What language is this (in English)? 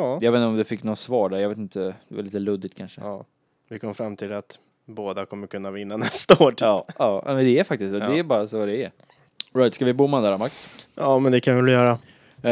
Swedish